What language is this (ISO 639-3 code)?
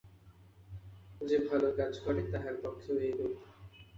ben